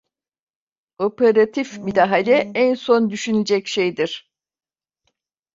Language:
Turkish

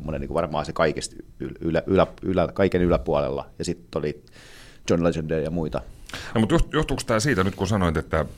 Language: Finnish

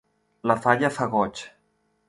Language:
Catalan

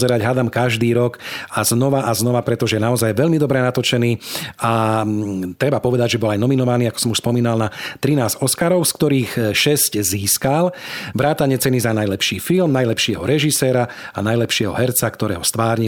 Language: Slovak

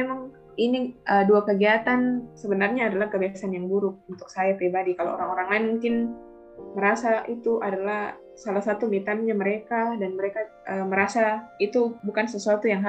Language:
Indonesian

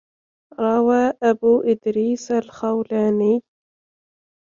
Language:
Arabic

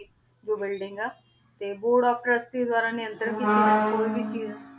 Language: Punjabi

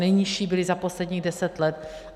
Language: Czech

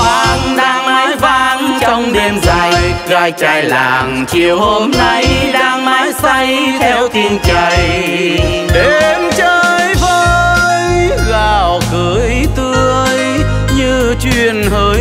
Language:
Vietnamese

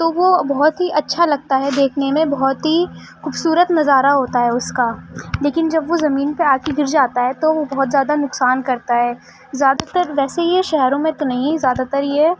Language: Urdu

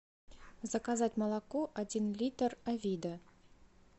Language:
Russian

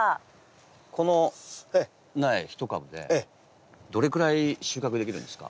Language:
Japanese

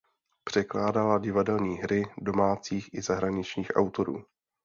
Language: Czech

